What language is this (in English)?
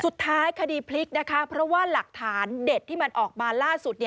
Thai